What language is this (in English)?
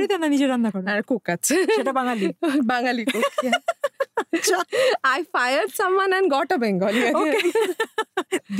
Bangla